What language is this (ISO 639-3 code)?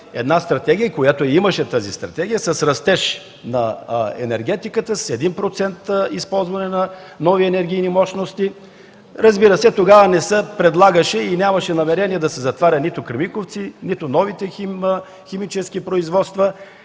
bul